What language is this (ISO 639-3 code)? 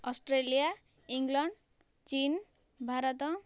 ori